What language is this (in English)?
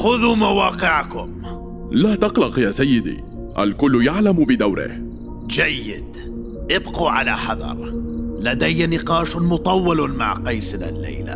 Arabic